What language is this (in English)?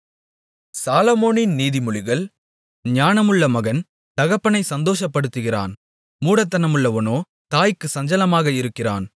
Tamil